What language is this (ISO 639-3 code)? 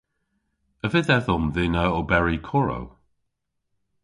cor